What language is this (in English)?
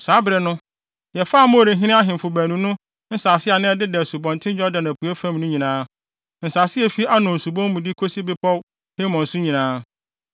Akan